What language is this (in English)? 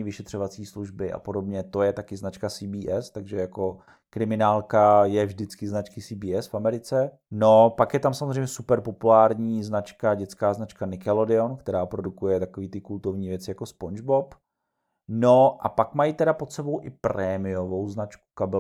Czech